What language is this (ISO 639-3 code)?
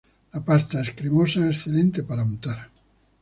spa